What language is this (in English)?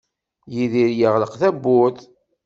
Kabyle